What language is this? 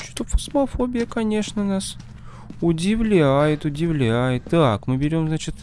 Russian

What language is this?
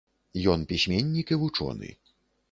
Belarusian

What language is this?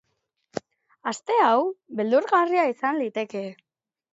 Basque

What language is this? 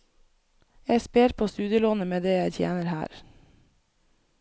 Norwegian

